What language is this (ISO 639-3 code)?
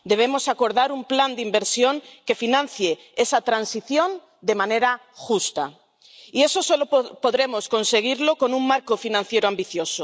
spa